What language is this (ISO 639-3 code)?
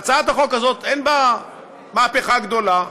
heb